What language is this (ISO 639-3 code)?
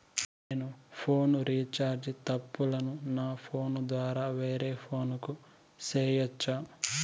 tel